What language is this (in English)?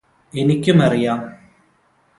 Malayalam